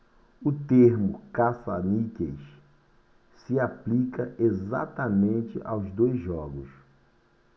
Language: Portuguese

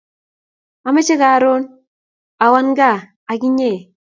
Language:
Kalenjin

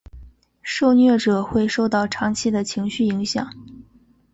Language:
Chinese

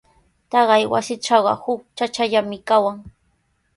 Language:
Sihuas Ancash Quechua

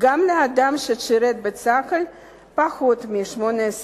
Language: Hebrew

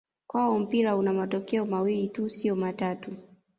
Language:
Swahili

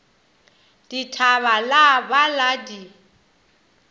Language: Northern Sotho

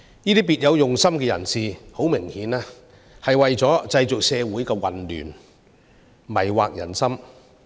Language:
Cantonese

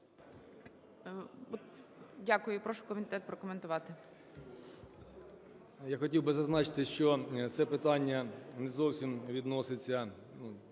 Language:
Ukrainian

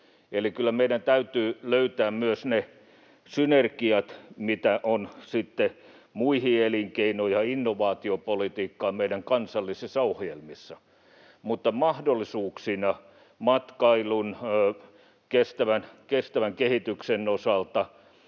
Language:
Finnish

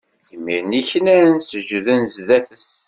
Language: Kabyle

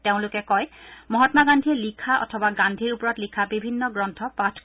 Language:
Assamese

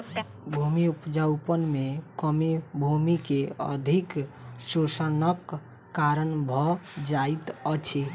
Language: Maithili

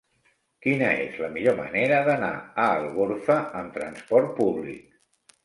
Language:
Catalan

